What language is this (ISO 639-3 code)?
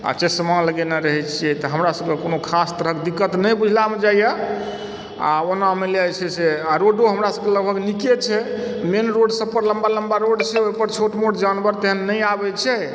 mai